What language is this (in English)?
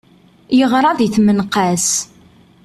Kabyle